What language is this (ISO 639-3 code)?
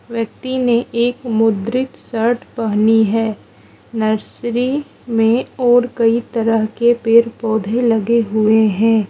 hin